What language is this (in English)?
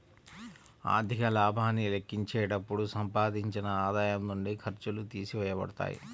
Telugu